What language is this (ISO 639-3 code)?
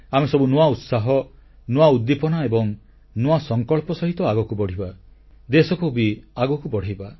ori